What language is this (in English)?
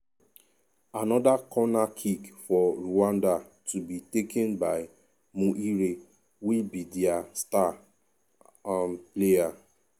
Nigerian Pidgin